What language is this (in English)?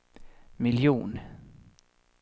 Swedish